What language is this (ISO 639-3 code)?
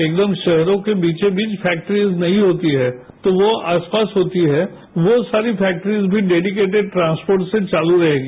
hin